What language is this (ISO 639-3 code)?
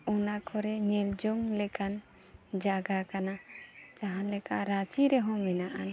sat